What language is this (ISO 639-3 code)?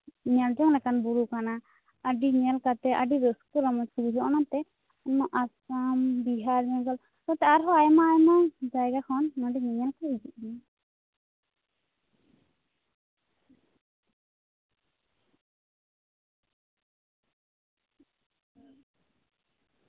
sat